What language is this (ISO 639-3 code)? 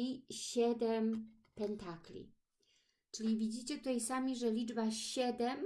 pol